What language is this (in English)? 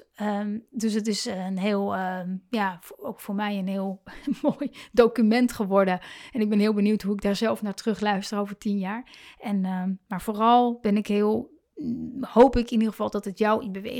Dutch